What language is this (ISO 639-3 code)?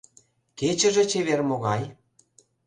chm